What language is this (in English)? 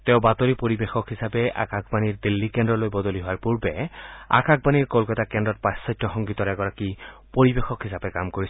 Assamese